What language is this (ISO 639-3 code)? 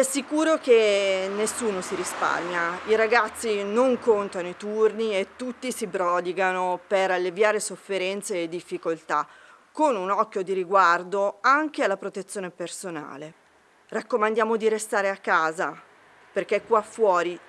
ita